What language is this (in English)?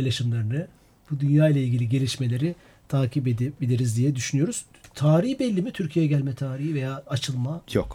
Turkish